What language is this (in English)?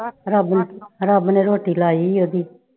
Punjabi